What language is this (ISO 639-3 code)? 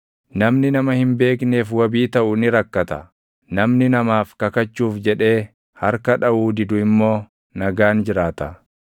orm